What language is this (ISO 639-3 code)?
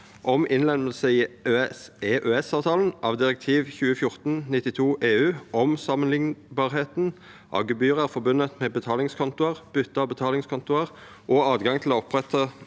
nor